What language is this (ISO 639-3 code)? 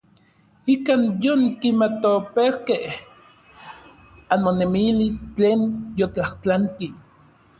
nlv